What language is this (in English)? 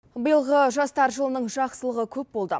Kazakh